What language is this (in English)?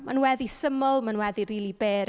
Welsh